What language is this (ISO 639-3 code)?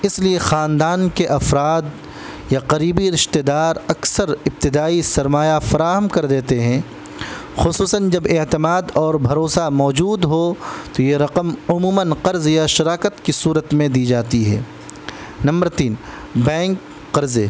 urd